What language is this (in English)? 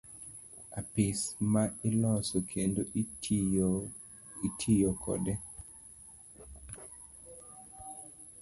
Luo (Kenya and Tanzania)